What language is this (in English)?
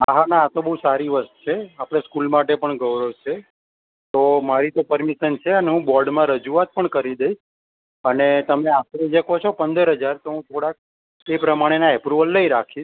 Gujarati